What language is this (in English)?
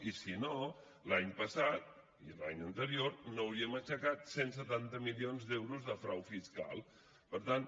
Catalan